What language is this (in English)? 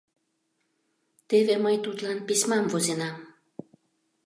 Mari